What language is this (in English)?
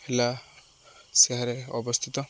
Odia